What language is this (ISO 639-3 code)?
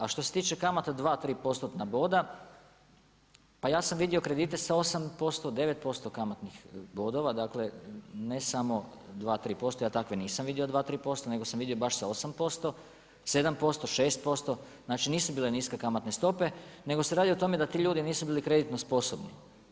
hrv